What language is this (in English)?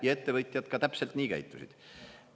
Estonian